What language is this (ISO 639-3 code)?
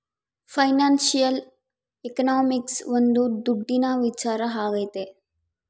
kan